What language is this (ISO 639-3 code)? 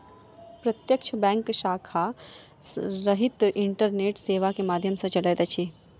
mai